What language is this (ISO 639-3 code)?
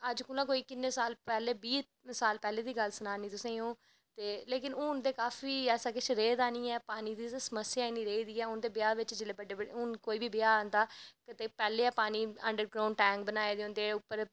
doi